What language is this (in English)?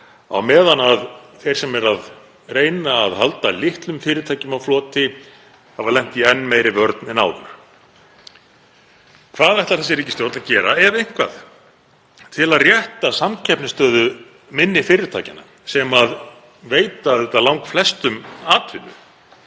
Icelandic